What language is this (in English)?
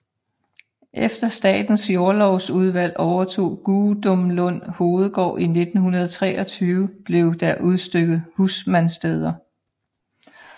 Danish